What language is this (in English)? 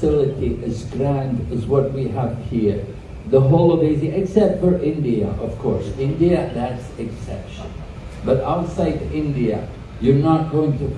English